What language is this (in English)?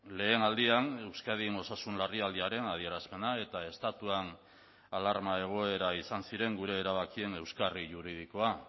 Basque